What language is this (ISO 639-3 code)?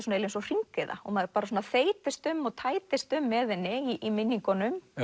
isl